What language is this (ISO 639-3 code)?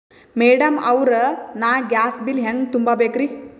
kan